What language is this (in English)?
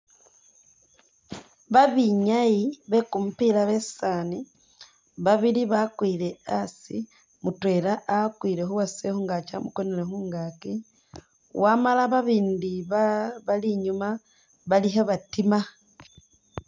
Masaaba